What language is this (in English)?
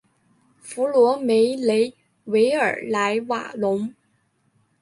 Chinese